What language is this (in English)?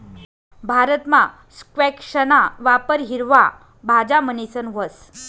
Marathi